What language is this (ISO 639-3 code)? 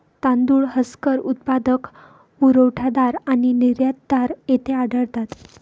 mar